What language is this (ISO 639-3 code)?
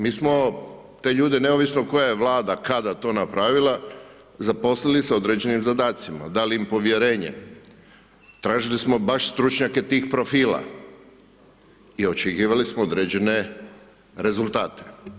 hrv